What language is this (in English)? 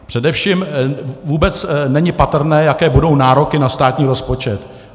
Czech